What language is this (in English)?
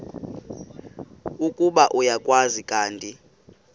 Xhosa